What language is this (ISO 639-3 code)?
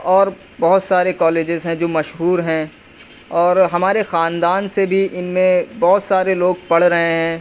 urd